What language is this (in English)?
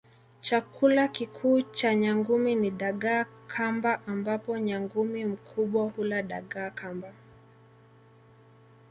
Swahili